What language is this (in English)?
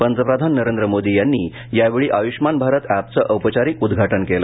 Marathi